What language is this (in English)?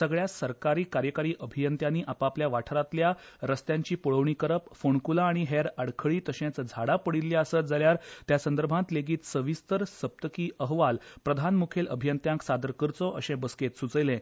Konkani